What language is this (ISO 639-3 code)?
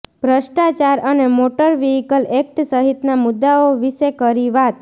guj